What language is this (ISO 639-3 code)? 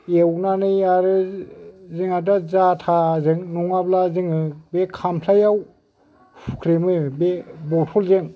brx